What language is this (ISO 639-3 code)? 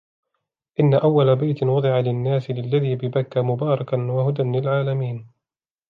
ara